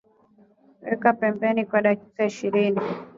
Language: Swahili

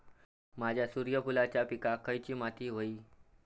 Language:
Marathi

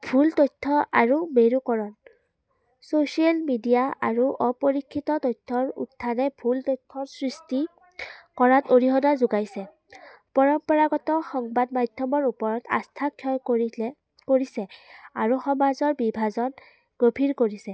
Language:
Assamese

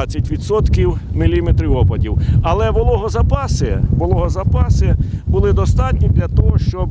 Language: Ukrainian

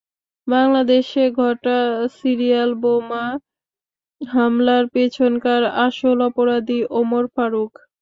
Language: Bangla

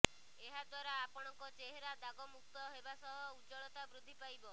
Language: Odia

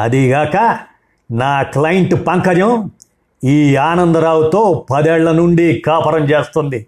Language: Telugu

